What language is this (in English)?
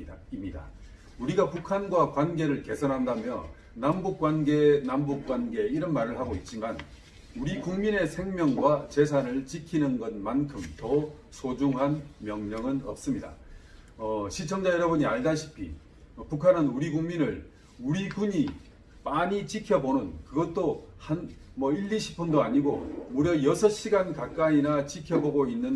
Korean